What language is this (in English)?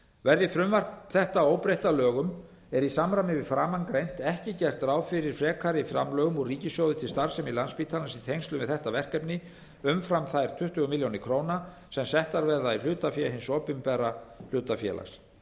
Icelandic